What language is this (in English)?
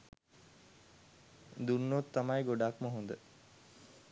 Sinhala